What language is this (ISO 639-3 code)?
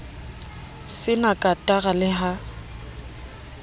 sot